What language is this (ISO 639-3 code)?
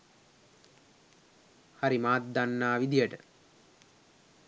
sin